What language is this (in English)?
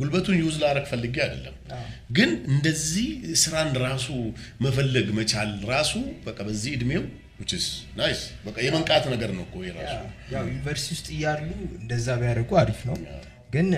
Amharic